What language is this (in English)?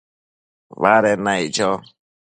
Matsés